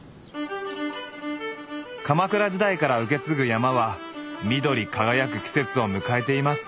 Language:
Japanese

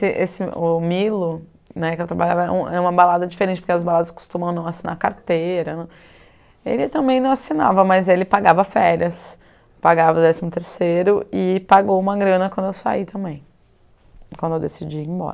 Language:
Portuguese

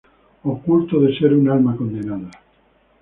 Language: Spanish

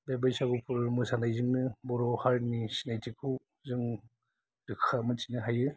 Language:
Bodo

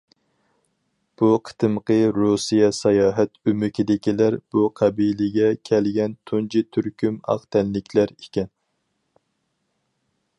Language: Uyghur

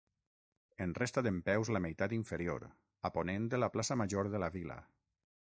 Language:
Catalan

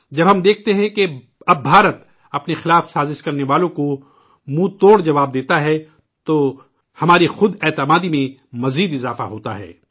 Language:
Urdu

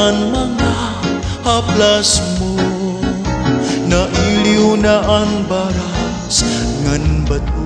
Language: Vietnamese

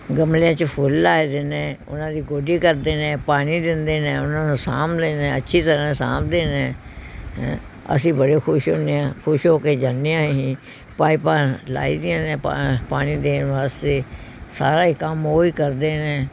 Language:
Punjabi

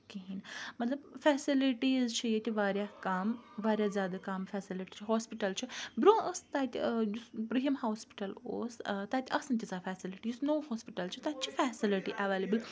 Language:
Kashmiri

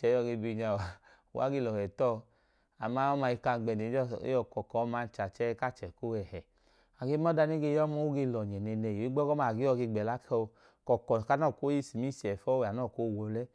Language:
Idoma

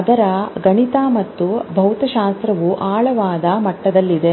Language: Kannada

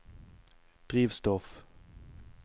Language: Norwegian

